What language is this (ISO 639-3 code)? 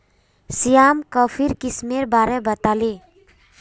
mag